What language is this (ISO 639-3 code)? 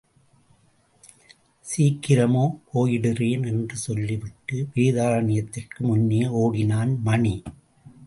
tam